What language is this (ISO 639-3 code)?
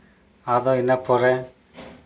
sat